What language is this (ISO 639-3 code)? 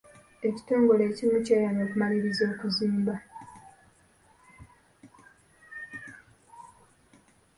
lug